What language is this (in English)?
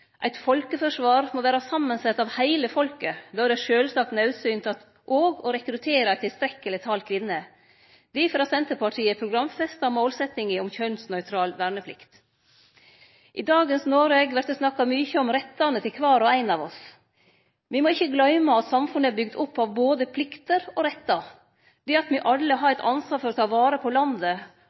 Norwegian Nynorsk